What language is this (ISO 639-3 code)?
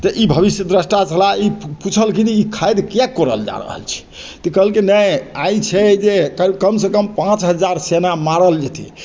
mai